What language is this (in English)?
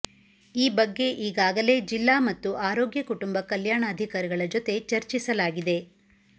Kannada